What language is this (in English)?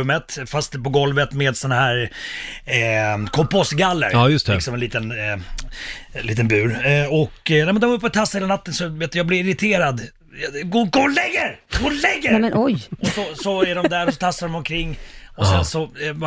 Swedish